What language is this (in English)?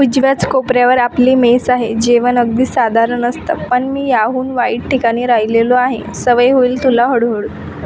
Marathi